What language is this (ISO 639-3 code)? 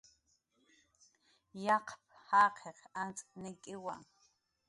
jqr